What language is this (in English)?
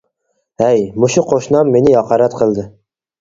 Uyghur